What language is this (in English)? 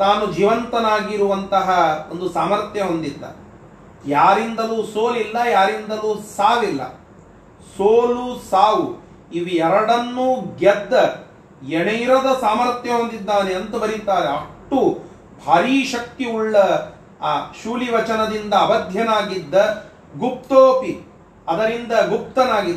Kannada